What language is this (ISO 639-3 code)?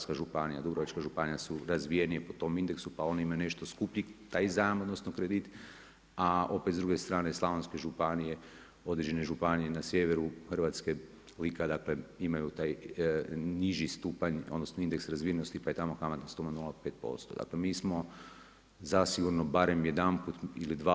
hrv